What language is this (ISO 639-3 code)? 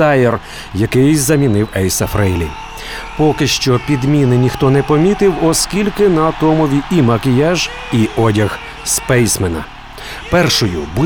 ukr